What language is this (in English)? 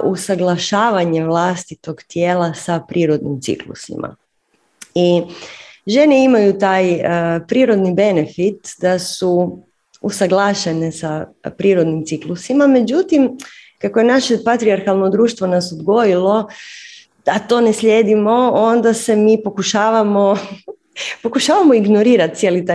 Croatian